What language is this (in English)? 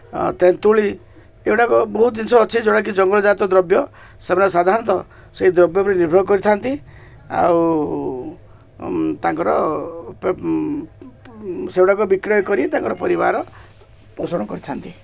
Odia